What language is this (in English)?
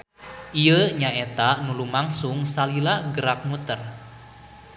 Sundanese